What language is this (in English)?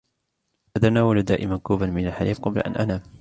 Arabic